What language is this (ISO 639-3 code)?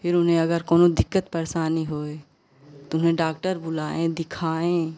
hin